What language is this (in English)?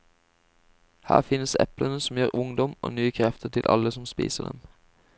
Norwegian